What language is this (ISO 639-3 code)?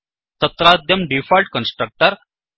san